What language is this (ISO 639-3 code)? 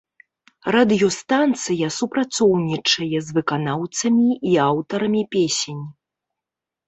bel